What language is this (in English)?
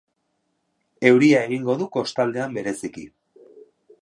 Basque